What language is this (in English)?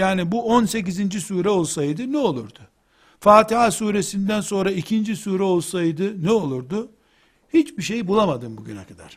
Turkish